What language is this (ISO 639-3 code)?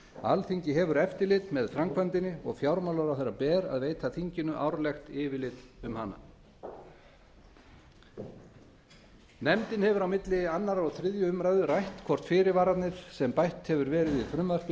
isl